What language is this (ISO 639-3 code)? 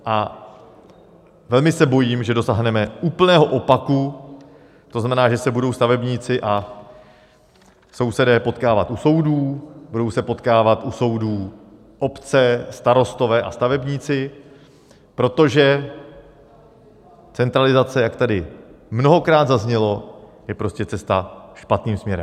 ces